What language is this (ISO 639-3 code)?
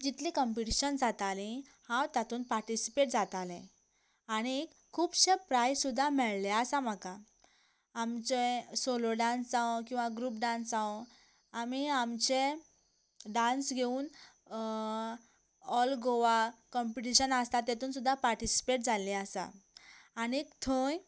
kok